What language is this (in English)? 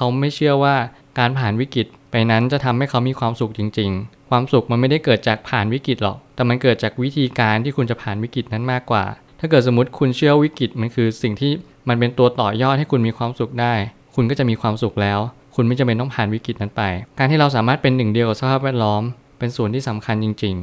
Thai